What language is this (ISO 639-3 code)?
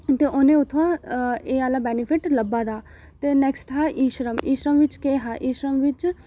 doi